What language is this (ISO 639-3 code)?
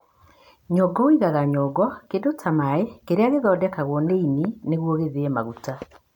kik